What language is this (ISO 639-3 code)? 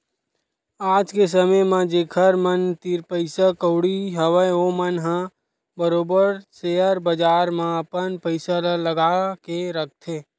hne